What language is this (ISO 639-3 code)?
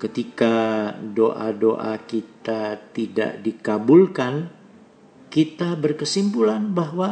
ind